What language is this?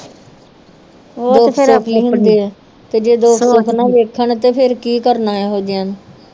Punjabi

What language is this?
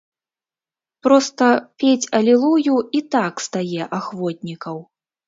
Belarusian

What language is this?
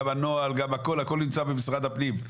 Hebrew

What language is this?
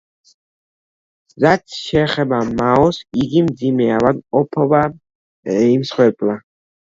Georgian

